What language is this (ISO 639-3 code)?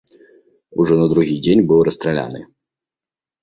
bel